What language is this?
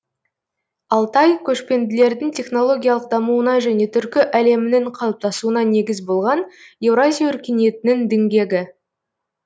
Kazakh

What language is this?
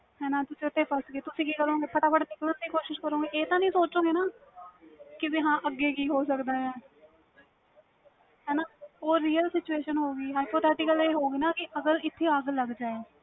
Punjabi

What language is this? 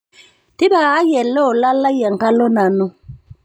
Masai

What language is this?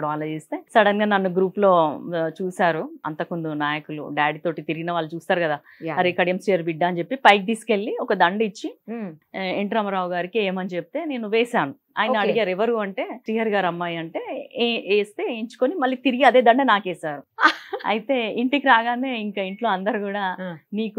Telugu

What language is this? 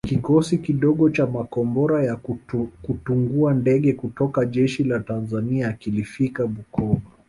Swahili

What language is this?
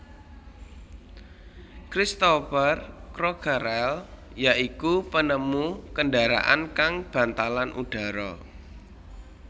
Javanese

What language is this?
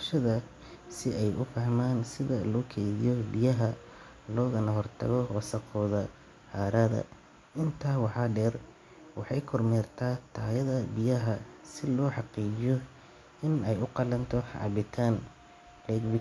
Somali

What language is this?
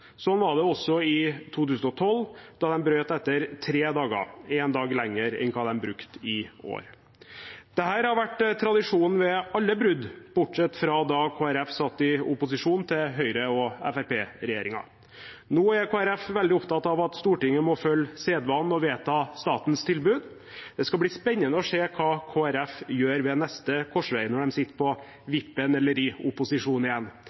Norwegian Bokmål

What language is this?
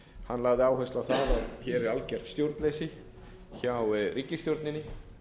Icelandic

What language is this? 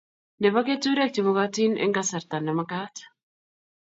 Kalenjin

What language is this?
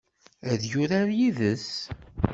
Kabyle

